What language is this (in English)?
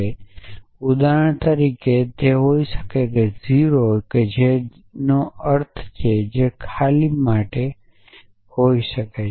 Gujarati